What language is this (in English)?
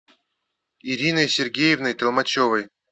Russian